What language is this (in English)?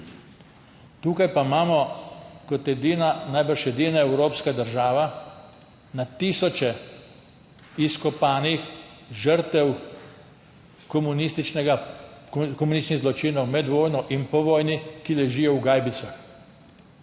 Slovenian